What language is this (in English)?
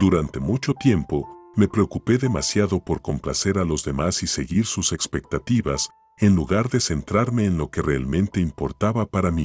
Spanish